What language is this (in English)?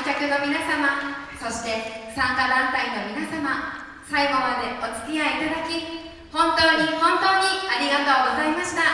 Japanese